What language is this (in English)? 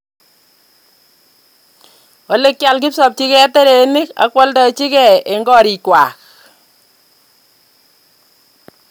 Kalenjin